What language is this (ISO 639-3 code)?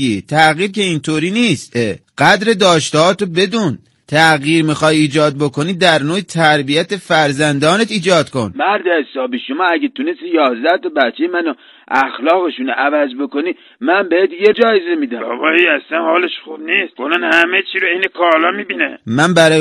fas